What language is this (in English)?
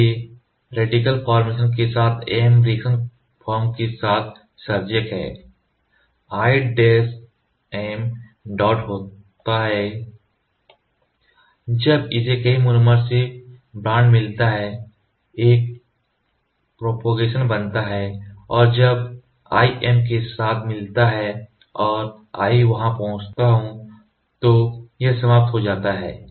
Hindi